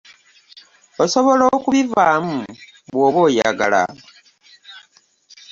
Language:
Ganda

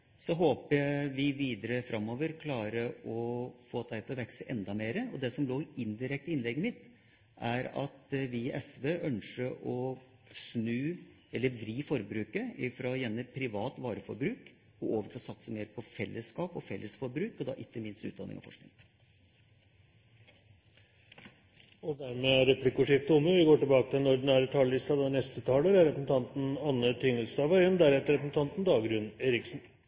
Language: Norwegian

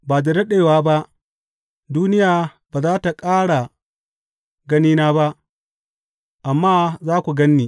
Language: Hausa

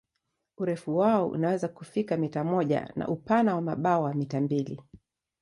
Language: Swahili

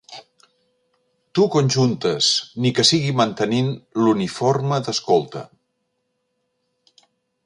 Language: Catalan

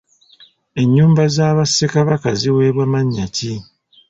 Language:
Ganda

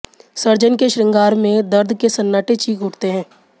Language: Hindi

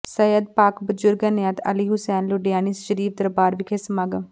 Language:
Punjabi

